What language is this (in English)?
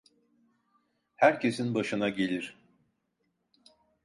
Turkish